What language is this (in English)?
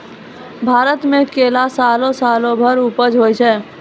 Maithili